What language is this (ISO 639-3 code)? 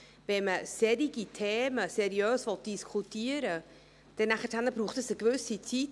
gsw